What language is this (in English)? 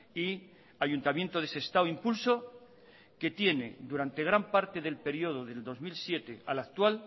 Spanish